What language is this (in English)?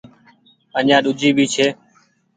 Goaria